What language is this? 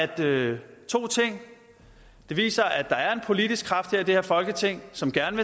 Danish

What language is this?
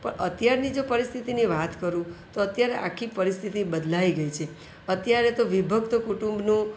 Gujarati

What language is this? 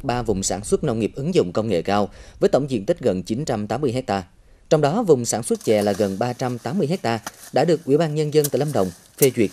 Vietnamese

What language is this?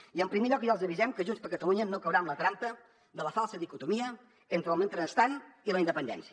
Catalan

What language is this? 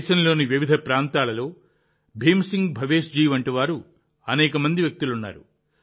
Telugu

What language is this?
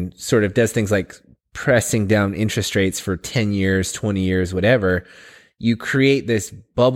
English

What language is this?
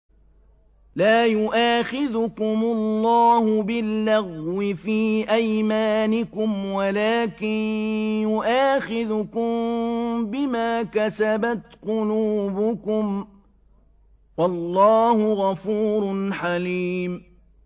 Arabic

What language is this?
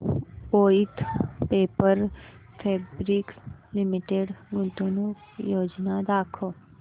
Marathi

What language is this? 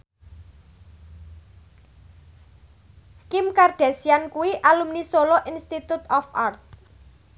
Javanese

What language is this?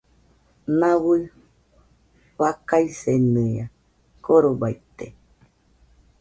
Nüpode Huitoto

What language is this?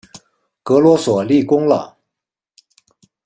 Chinese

